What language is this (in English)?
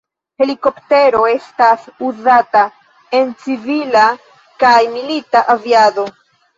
Esperanto